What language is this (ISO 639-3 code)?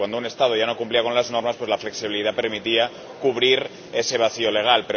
spa